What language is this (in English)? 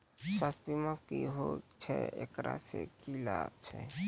Maithili